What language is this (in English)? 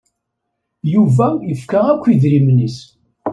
Kabyle